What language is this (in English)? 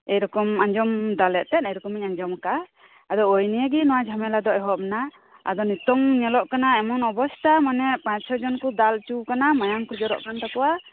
Santali